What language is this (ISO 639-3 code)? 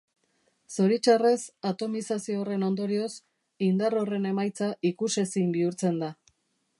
eus